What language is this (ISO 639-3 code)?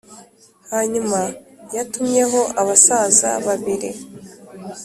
kin